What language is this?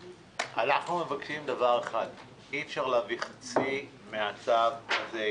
Hebrew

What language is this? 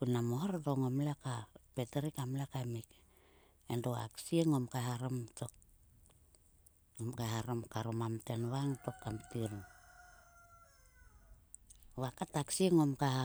Sulka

